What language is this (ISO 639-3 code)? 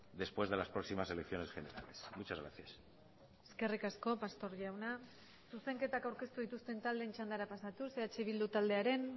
eus